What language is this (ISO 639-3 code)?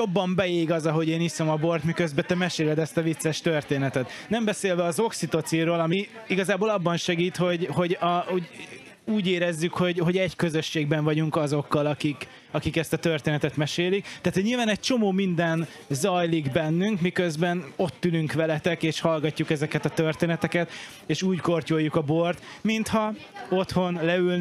hun